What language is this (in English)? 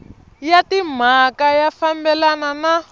Tsonga